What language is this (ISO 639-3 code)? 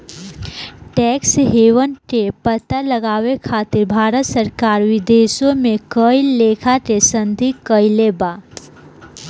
bho